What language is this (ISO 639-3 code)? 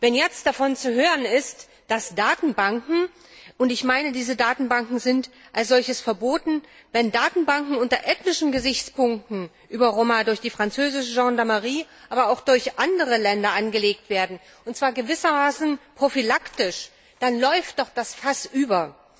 deu